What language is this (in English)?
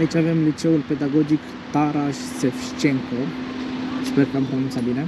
Romanian